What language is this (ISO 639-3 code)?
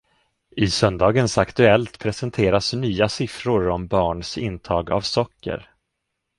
swe